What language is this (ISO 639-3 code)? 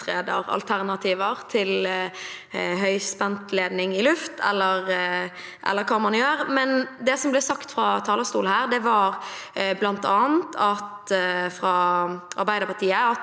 nor